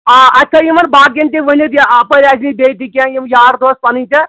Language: Kashmiri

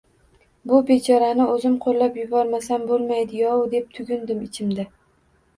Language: Uzbek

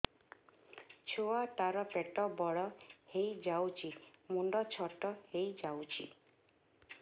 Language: Odia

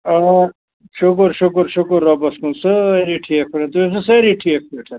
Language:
Kashmiri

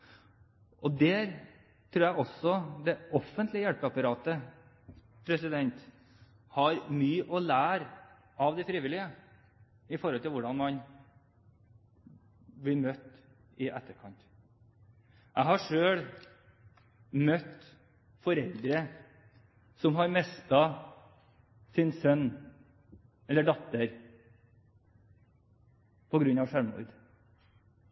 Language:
Norwegian Bokmål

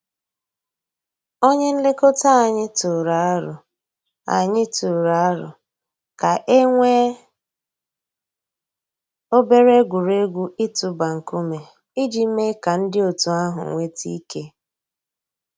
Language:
Igbo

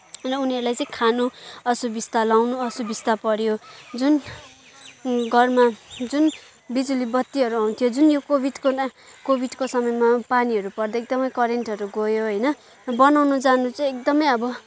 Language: Nepali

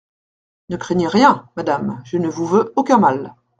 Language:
French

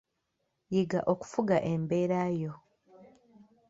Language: Ganda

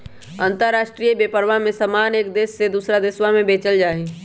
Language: Magahi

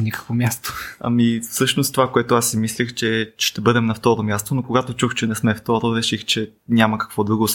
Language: Bulgarian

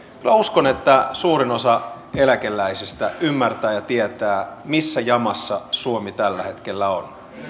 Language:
Finnish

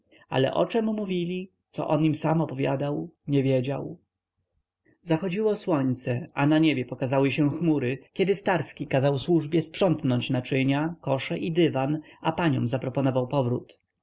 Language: Polish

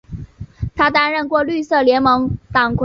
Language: Chinese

